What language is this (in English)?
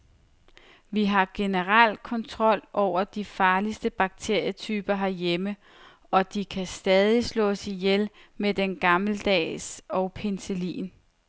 Danish